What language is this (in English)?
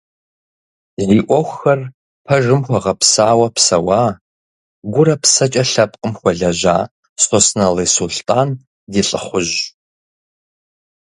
Kabardian